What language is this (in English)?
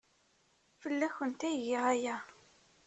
Kabyle